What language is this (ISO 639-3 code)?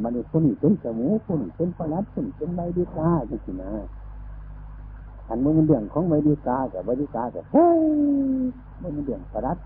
tha